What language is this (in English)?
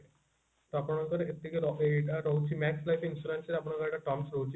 Odia